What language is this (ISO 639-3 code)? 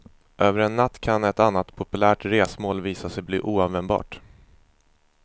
swe